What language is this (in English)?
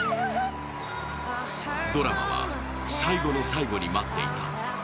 Japanese